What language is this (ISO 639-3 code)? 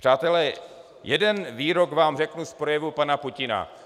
ces